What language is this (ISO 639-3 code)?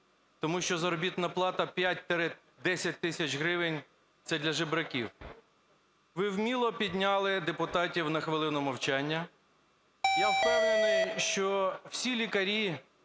ukr